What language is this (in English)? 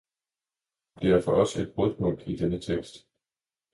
Danish